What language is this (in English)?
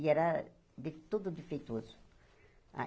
Portuguese